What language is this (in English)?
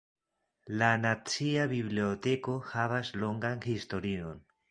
Esperanto